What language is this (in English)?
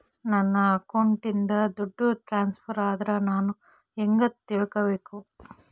Kannada